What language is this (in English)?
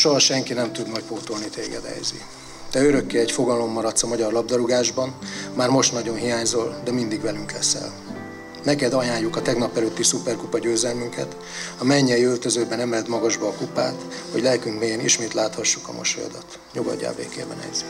Hungarian